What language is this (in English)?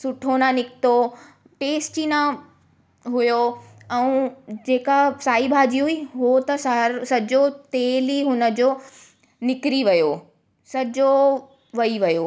Sindhi